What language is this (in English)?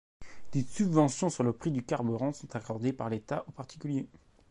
French